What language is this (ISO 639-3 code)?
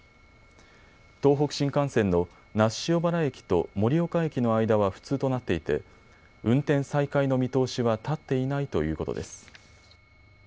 jpn